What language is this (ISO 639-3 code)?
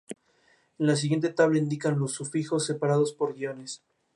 spa